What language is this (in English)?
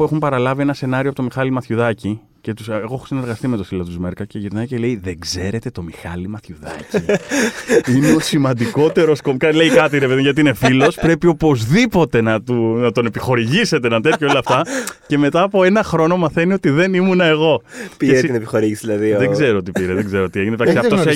Greek